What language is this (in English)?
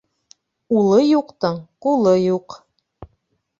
Bashkir